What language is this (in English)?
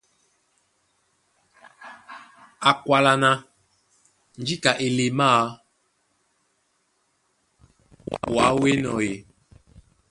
Duala